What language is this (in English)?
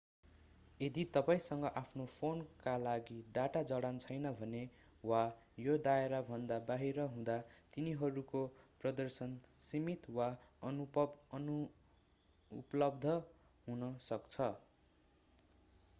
Nepali